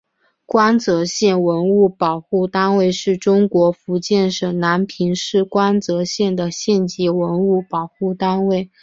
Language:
Chinese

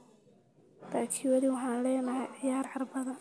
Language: Somali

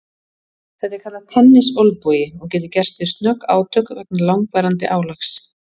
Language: Icelandic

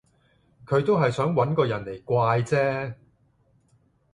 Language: Cantonese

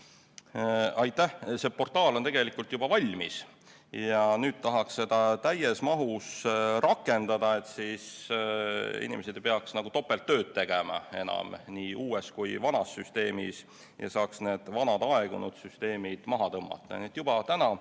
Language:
Estonian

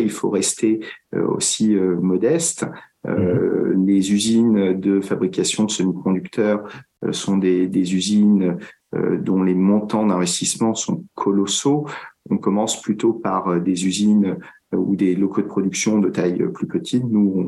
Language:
French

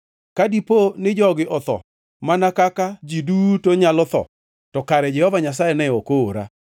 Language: Luo (Kenya and Tanzania)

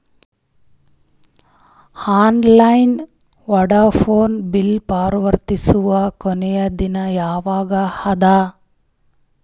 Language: Kannada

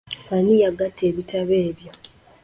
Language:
Ganda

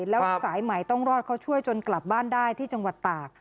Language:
Thai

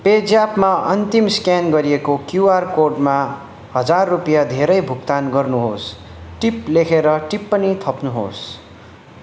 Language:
Nepali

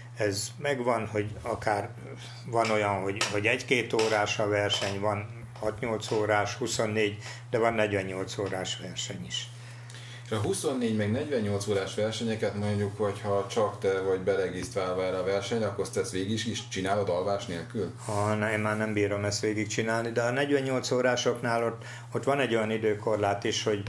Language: Hungarian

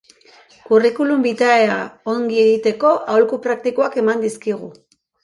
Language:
Basque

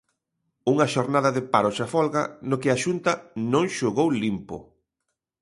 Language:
Galician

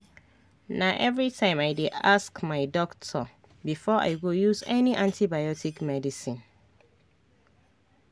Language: Nigerian Pidgin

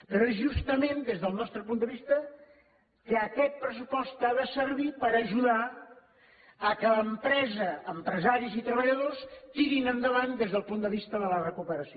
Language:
Catalan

